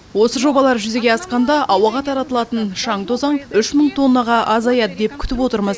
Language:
Kazakh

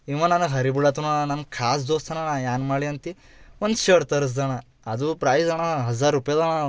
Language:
Kannada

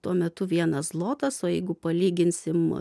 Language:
Lithuanian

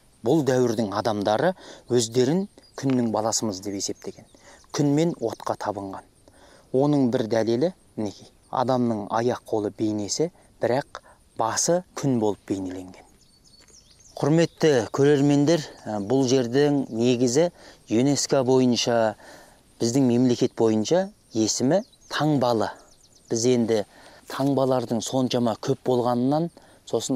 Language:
Turkish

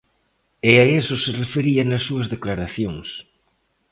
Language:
Galician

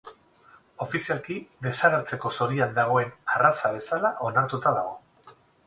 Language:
Basque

